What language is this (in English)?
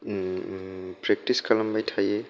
Bodo